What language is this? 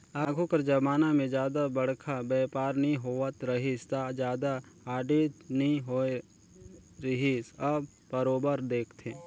Chhattisgarhi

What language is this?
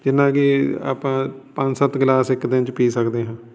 Punjabi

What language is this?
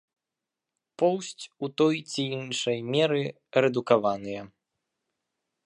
Belarusian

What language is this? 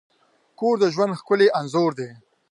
Pashto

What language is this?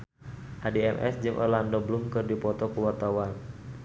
Sundanese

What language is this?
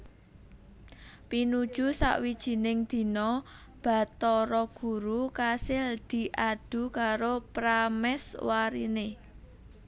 Javanese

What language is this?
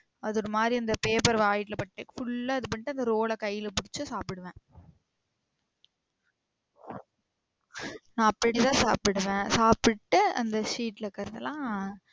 Tamil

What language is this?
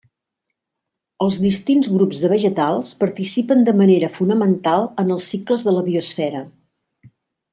Catalan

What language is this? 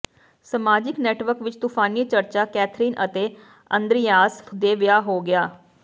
Punjabi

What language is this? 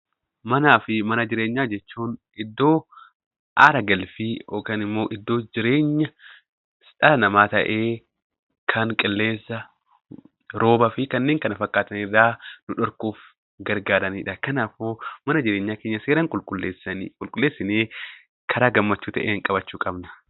Oromo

